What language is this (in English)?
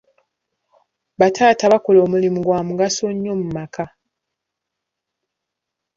Ganda